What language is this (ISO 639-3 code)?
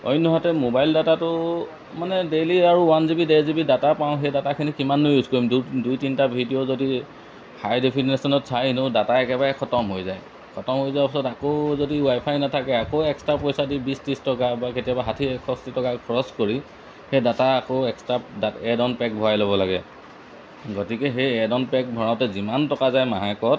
asm